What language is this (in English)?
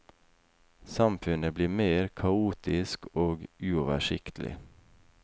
Norwegian